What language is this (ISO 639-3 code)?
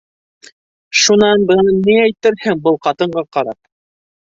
bak